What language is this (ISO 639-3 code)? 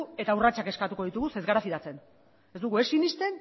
eus